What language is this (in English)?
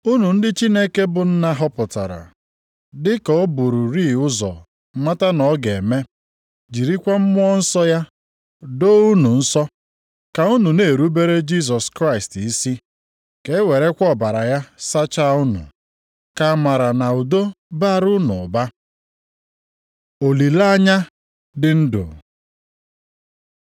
Igbo